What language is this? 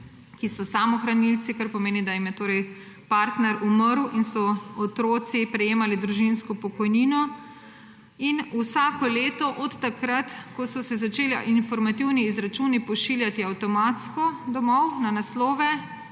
Slovenian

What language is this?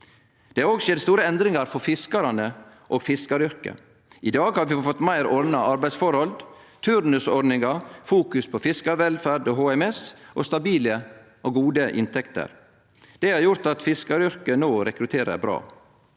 Norwegian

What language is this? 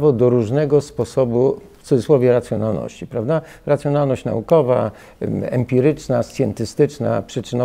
Polish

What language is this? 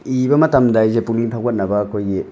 Manipuri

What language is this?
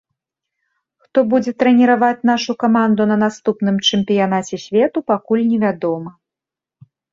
Belarusian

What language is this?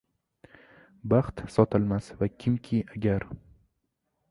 Uzbek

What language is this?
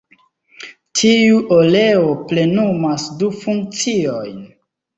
Esperanto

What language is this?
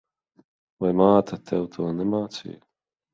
Latvian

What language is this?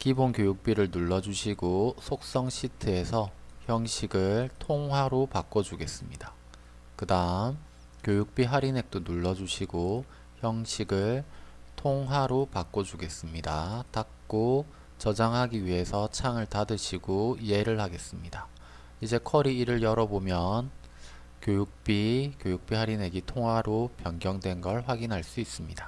Korean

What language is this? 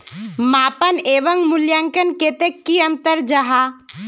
Magahi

